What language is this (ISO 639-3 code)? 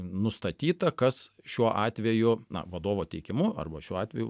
lit